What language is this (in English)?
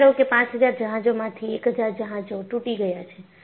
Gujarati